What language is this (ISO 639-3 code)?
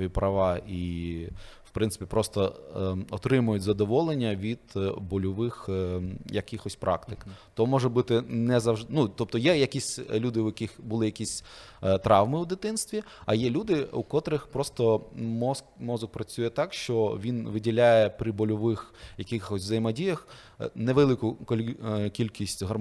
ukr